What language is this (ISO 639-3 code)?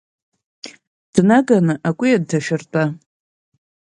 abk